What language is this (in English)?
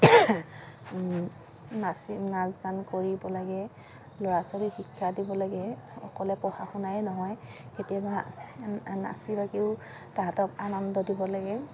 Assamese